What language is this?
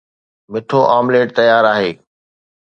Sindhi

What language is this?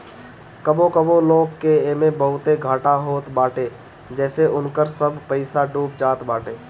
Bhojpuri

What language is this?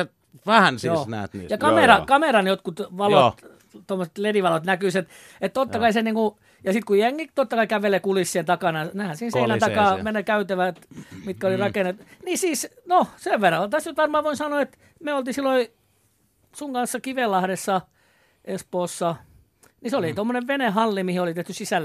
Finnish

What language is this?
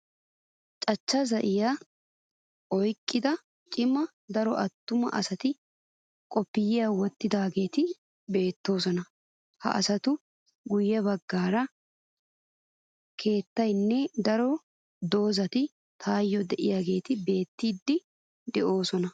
Wolaytta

